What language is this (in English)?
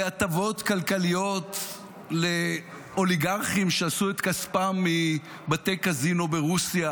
Hebrew